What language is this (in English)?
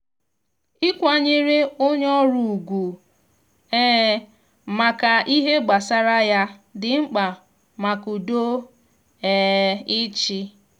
Igbo